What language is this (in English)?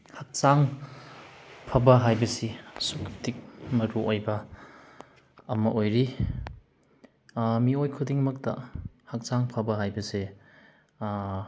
Manipuri